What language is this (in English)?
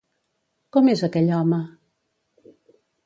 Catalan